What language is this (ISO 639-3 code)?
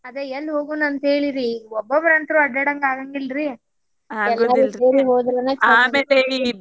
kan